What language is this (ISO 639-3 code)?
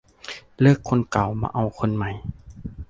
tha